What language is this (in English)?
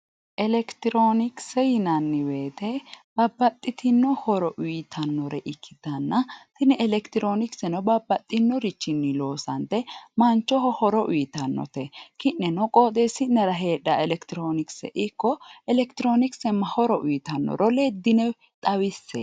Sidamo